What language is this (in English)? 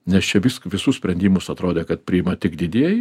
Lithuanian